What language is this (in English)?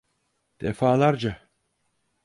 Turkish